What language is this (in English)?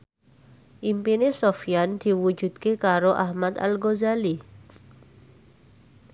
Javanese